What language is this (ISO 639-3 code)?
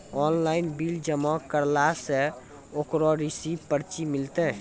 mai